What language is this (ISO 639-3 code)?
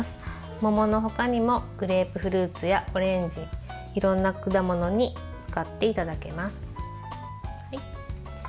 jpn